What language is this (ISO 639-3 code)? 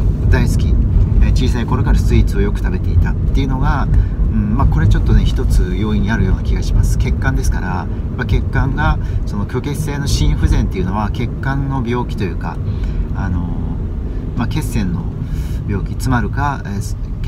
jpn